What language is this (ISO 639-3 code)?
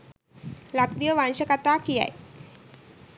sin